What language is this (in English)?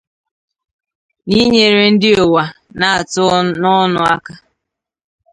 Igbo